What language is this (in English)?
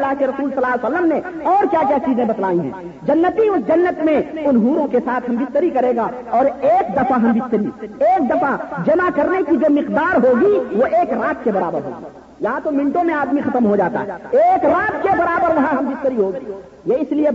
Urdu